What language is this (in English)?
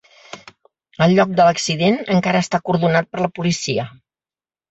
Catalan